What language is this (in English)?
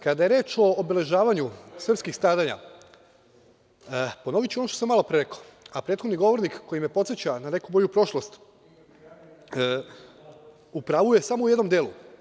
Serbian